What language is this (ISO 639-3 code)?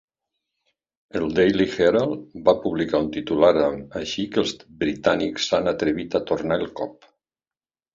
cat